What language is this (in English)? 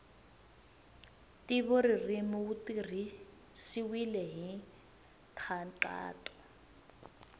Tsonga